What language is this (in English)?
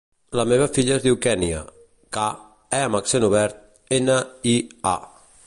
Catalan